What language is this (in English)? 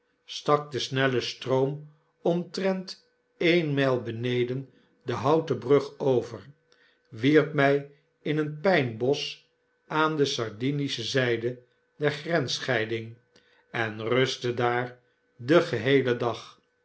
Dutch